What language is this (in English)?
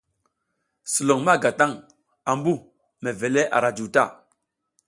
South Giziga